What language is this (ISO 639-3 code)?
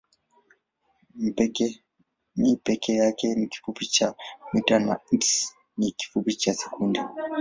swa